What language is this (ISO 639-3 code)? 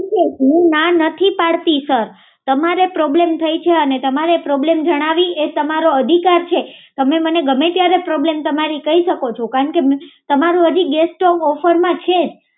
guj